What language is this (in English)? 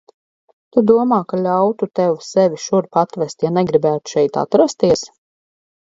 Latvian